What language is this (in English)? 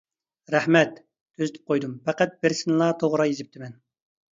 Uyghur